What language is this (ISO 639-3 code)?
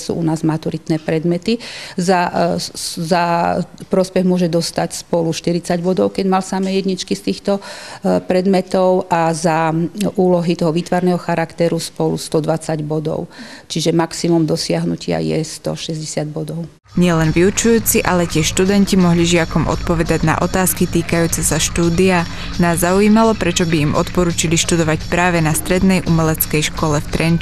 slk